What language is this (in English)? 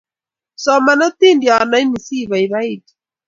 Kalenjin